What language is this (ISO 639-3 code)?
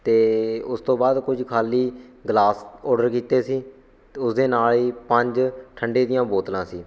pan